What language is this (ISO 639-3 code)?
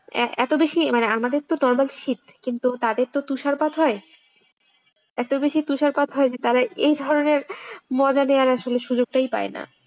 ben